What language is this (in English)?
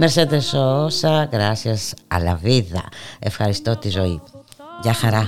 Greek